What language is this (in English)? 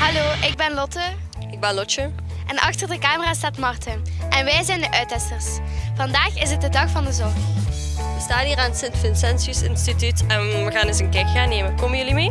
Dutch